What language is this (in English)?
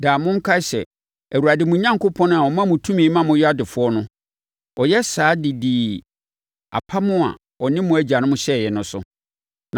Akan